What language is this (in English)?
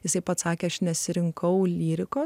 Lithuanian